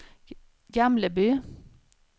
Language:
Swedish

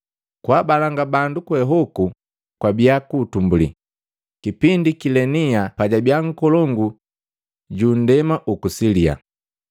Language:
Matengo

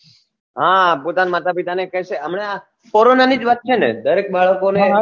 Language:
Gujarati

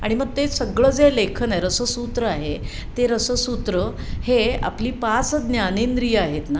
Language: Marathi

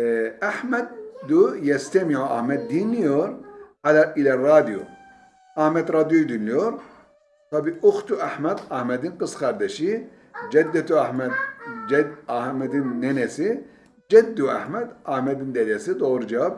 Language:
Turkish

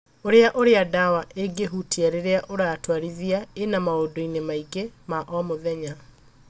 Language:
Kikuyu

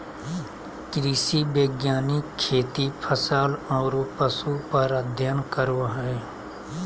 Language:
Magahi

